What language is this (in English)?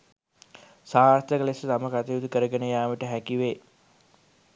Sinhala